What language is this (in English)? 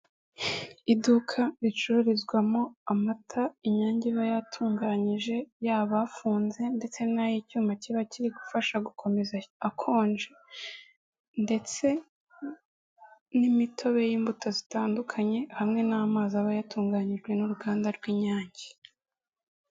Kinyarwanda